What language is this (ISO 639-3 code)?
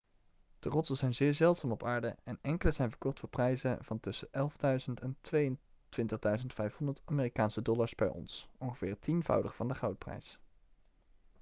nld